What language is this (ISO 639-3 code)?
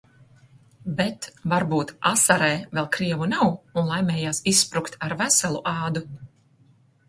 lav